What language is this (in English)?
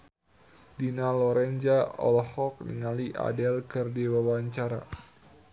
Sundanese